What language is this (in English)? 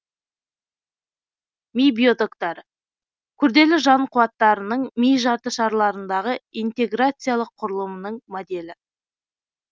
Kazakh